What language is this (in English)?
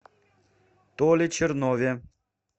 Russian